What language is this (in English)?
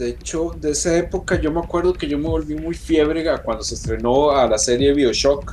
Spanish